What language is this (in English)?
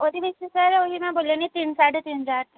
Punjabi